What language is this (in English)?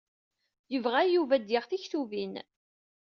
Kabyle